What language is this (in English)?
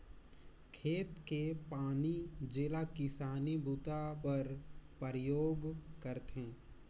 Chhattisgarhi